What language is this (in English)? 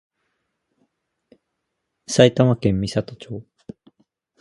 Japanese